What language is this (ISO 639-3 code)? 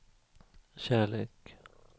swe